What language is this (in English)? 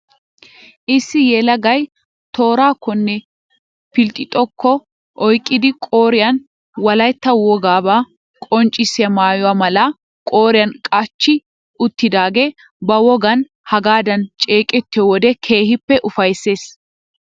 Wolaytta